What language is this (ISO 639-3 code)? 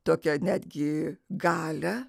lit